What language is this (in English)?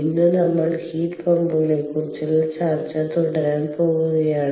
Malayalam